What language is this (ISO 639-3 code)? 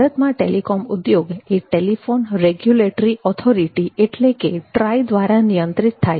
guj